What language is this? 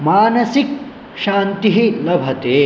Sanskrit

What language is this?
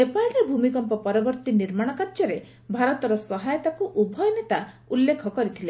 Odia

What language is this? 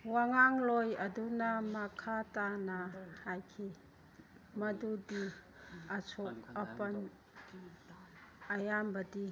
Manipuri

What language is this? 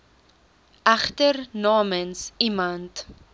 Afrikaans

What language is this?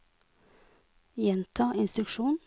Norwegian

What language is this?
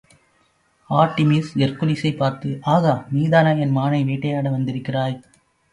Tamil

